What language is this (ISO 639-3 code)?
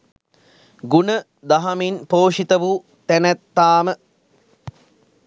sin